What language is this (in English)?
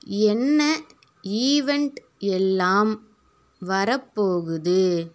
Tamil